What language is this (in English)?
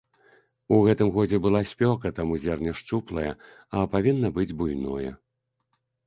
Belarusian